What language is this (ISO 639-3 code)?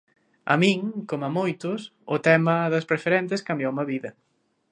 glg